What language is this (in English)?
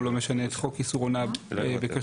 Hebrew